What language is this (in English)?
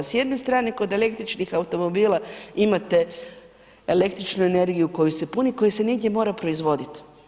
Croatian